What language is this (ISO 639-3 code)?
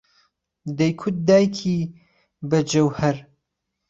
ckb